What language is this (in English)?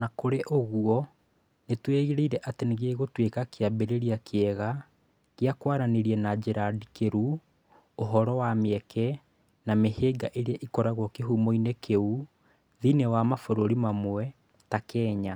Kikuyu